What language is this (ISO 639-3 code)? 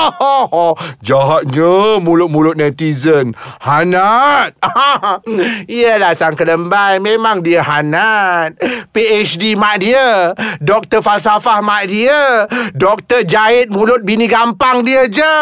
msa